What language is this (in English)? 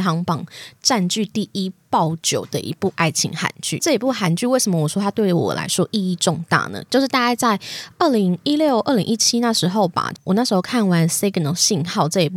Chinese